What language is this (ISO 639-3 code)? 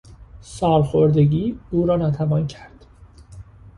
fas